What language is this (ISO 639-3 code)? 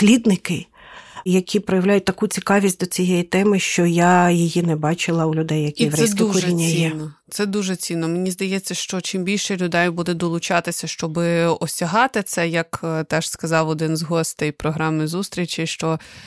ukr